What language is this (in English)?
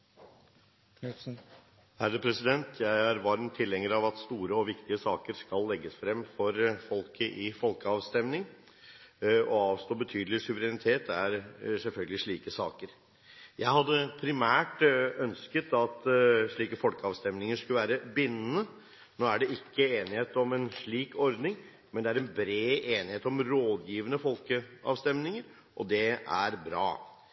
Norwegian